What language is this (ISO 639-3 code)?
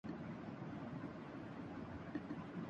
urd